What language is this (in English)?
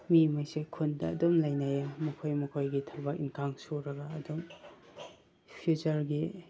Manipuri